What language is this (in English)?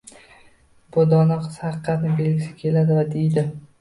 Uzbek